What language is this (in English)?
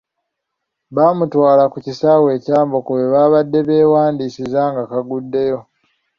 Ganda